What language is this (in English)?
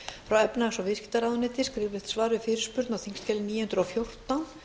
Icelandic